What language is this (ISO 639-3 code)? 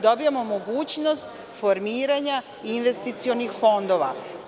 srp